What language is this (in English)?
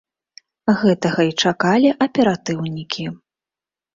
Belarusian